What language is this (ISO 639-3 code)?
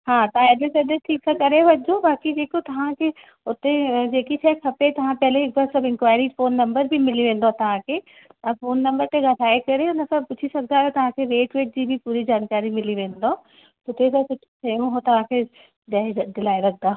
snd